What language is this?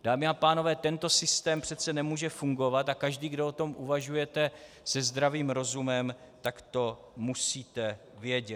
Czech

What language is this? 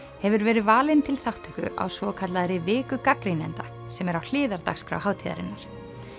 Icelandic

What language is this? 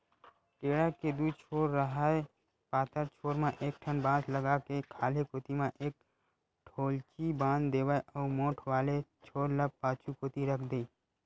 Chhattisgarhi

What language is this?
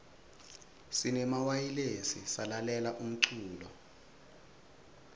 Swati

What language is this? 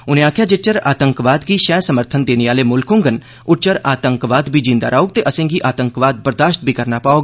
Dogri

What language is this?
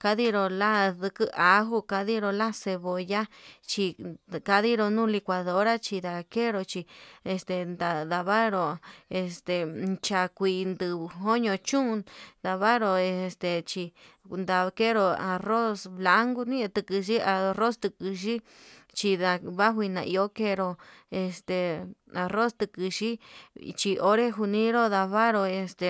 Yutanduchi Mixtec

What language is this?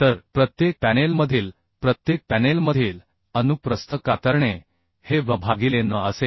Marathi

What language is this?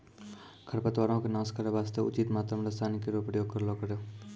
Maithili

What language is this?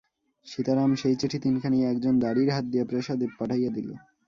Bangla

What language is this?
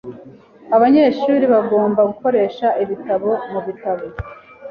Kinyarwanda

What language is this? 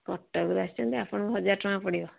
Odia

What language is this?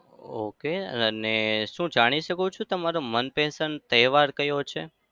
Gujarati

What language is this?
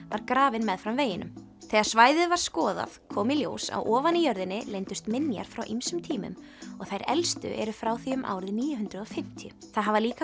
Icelandic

